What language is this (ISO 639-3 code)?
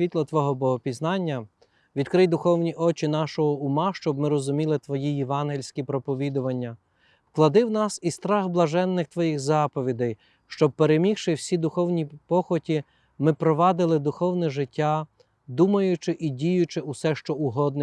ukr